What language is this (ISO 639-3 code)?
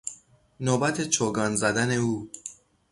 fas